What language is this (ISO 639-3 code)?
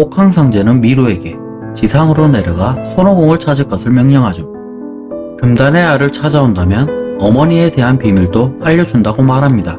kor